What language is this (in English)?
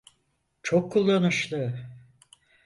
Turkish